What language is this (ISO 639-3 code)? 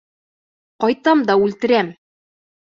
bak